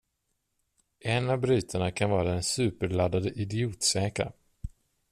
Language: Swedish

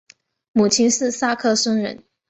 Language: Chinese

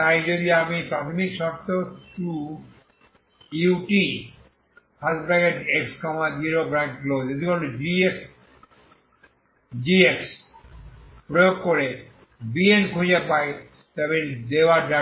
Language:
Bangla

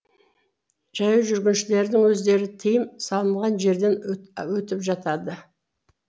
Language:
Kazakh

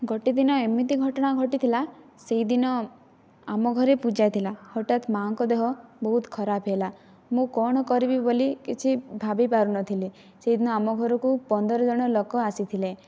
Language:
Odia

